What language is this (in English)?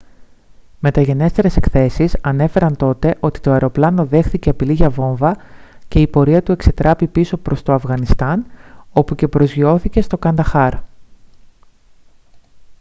Greek